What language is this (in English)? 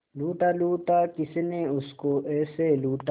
Hindi